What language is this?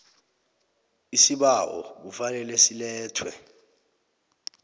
South Ndebele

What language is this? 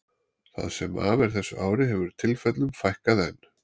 Icelandic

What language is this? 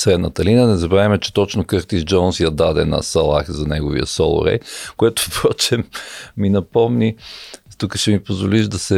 Bulgarian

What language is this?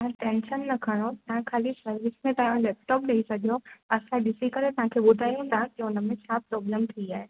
Sindhi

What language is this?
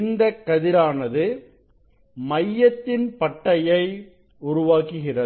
Tamil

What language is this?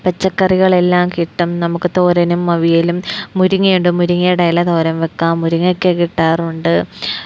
Malayalam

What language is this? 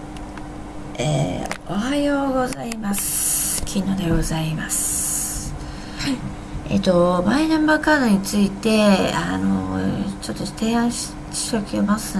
Japanese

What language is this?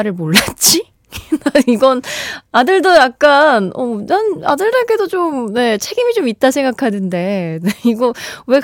Korean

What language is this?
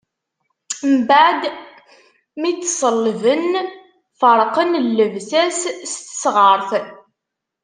Kabyle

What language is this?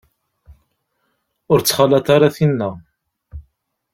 Kabyle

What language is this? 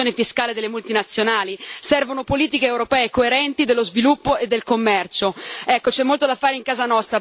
Italian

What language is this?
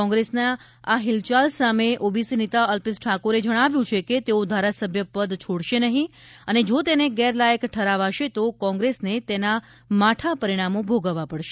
Gujarati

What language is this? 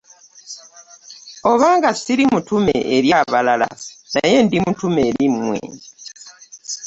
Ganda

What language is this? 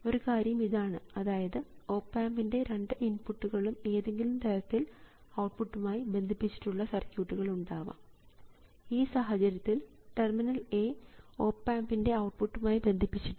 Malayalam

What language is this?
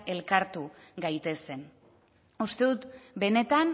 Basque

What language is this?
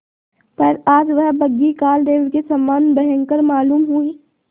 Hindi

